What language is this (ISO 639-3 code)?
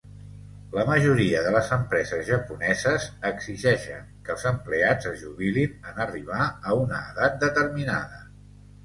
cat